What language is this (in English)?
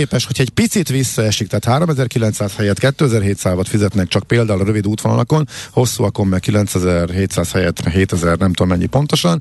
Hungarian